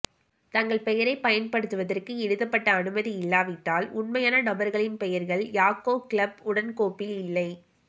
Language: Tamil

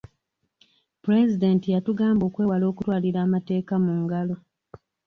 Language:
Ganda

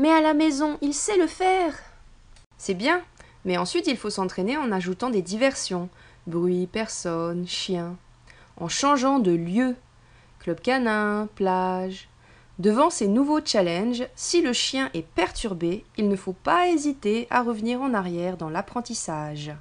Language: French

